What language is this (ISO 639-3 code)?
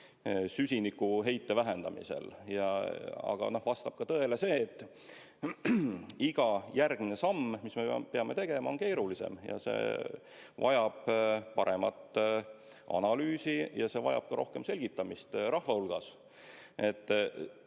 est